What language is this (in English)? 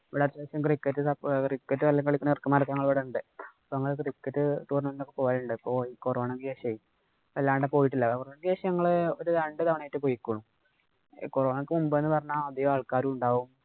Malayalam